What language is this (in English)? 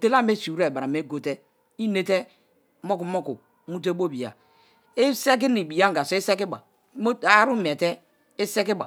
Kalabari